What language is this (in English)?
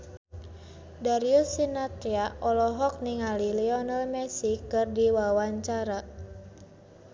Sundanese